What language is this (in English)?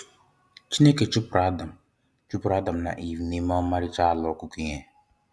Igbo